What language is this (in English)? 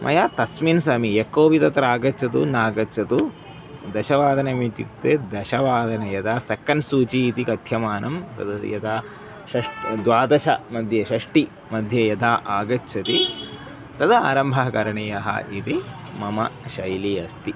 Sanskrit